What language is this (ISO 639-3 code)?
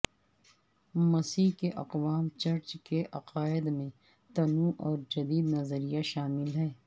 urd